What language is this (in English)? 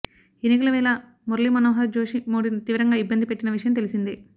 Telugu